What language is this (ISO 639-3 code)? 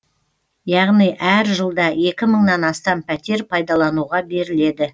kaz